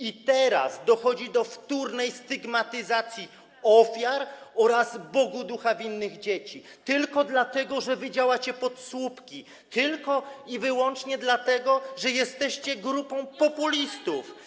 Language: Polish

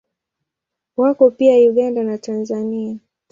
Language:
Swahili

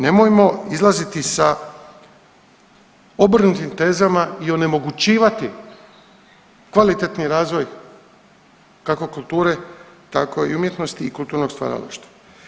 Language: Croatian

